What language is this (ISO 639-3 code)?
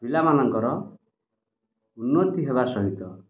ori